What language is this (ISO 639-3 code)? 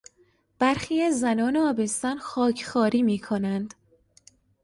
fas